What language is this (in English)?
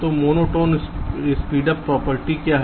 Hindi